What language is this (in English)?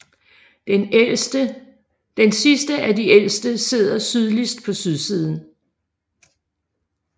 Danish